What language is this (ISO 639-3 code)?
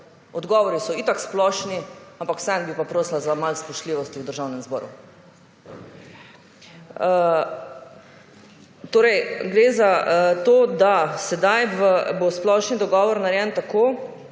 slv